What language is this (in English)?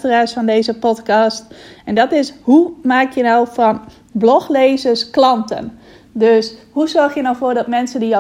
Dutch